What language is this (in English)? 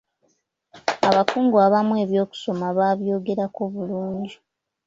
Ganda